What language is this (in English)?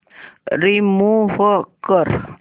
Marathi